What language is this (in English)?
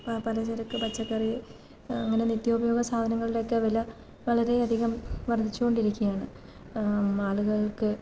Malayalam